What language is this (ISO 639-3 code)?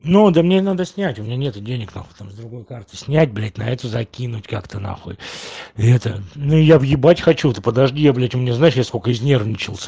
rus